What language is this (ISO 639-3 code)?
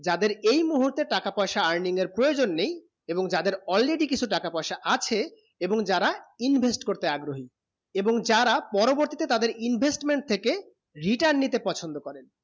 ben